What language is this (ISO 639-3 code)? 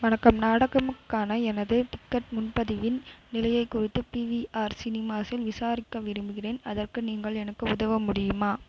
tam